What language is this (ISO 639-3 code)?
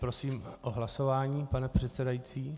ces